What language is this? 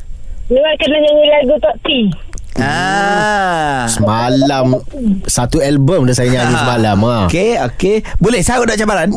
Malay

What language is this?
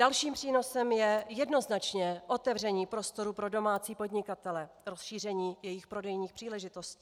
Czech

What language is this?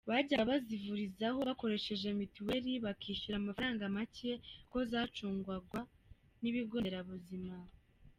Kinyarwanda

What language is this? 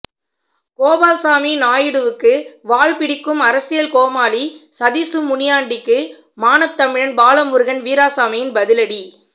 Tamil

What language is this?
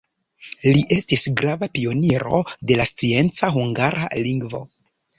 Esperanto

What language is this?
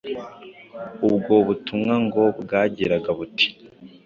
Kinyarwanda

